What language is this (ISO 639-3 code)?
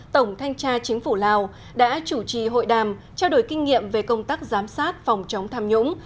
vie